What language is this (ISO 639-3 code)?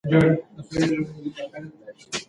pus